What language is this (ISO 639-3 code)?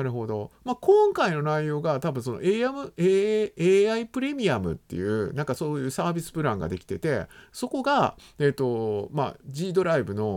jpn